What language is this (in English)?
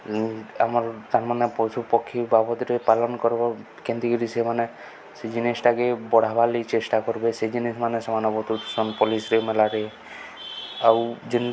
Odia